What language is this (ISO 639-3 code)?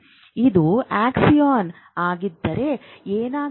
kan